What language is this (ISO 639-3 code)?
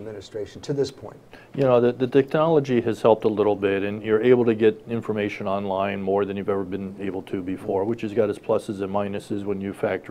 eng